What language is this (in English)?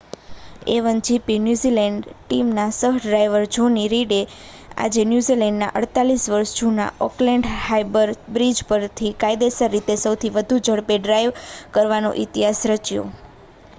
Gujarati